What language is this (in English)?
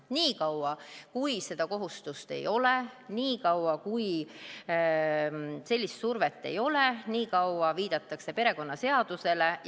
Estonian